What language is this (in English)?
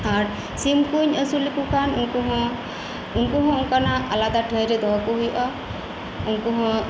Santali